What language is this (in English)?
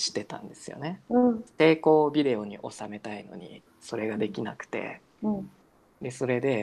Japanese